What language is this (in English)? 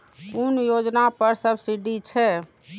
Maithili